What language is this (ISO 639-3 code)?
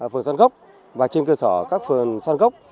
vie